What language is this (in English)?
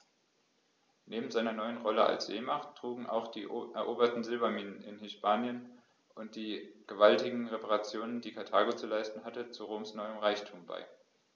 German